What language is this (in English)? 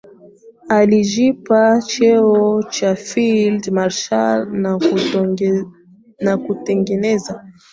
Swahili